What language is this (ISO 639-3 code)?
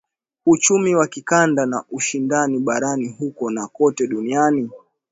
swa